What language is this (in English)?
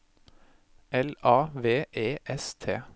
Norwegian